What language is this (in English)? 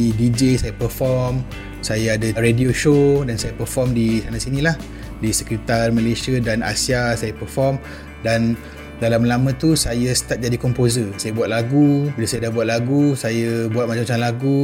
Malay